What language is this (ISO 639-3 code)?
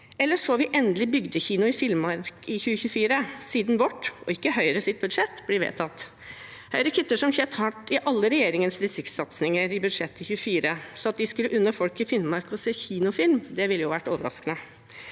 nor